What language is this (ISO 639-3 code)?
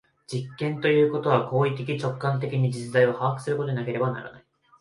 jpn